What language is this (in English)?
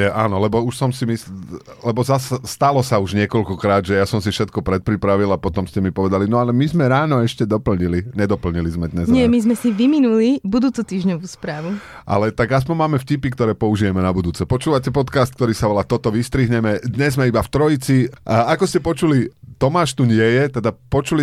Slovak